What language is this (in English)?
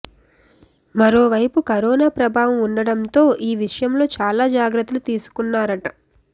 Telugu